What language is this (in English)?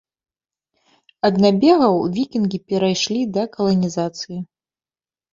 Belarusian